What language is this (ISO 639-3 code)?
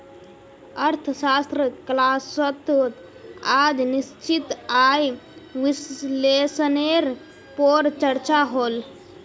mag